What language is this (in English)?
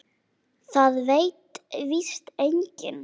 Icelandic